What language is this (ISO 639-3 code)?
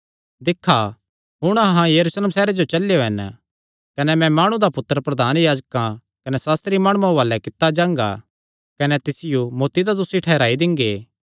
xnr